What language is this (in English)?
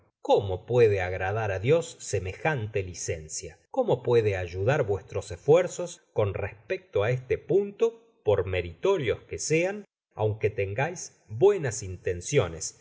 Spanish